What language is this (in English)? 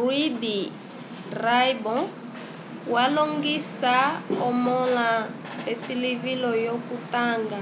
Umbundu